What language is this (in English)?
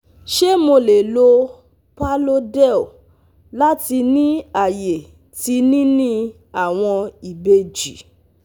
Yoruba